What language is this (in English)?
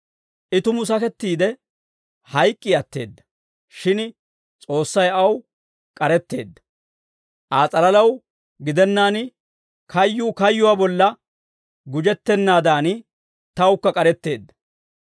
Dawro